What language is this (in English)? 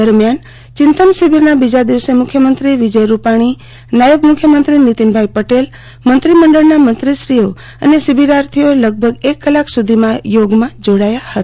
Gujarati